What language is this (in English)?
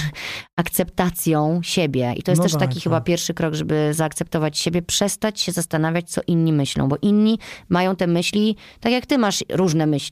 Polish